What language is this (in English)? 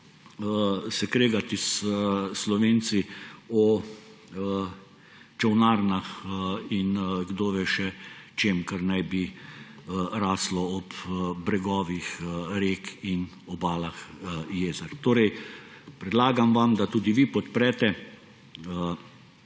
Slovenian